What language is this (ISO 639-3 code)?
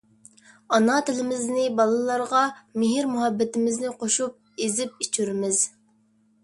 uig